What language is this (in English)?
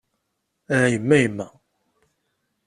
Kabyle